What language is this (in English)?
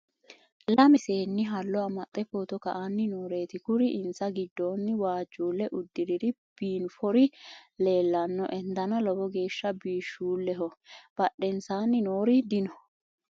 Sidamo